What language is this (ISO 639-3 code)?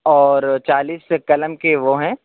urd